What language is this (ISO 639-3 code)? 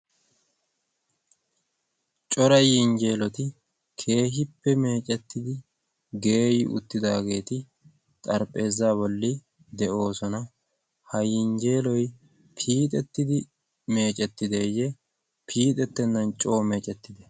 wal